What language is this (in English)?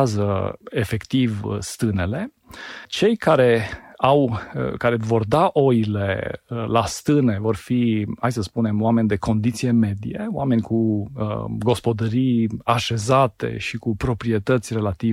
Romanian